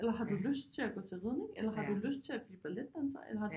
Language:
Danish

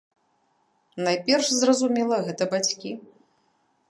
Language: Belarusian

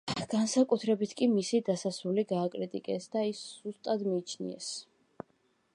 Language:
Georgian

